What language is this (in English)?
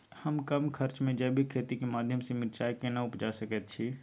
Maithili